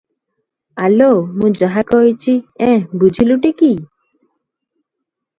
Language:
Odia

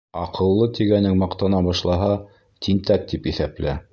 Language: Bashkir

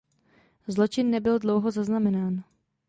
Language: Czech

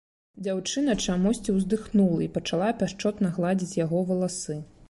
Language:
Belarusian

